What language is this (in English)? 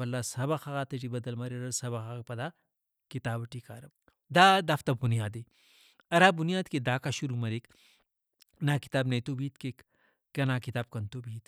Brahui